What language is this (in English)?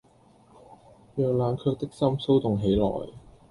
Cantonese